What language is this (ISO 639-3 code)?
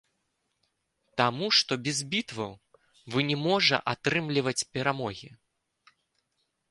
bel